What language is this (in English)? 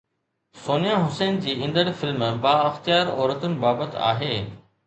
Sindhi